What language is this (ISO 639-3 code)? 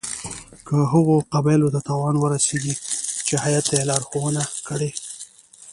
pus